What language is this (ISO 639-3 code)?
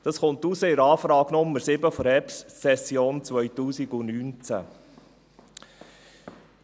gsw